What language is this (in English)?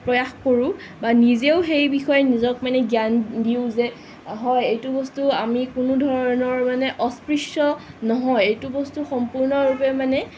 Assamese